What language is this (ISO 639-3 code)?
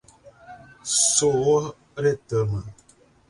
por